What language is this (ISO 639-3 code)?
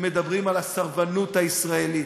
heb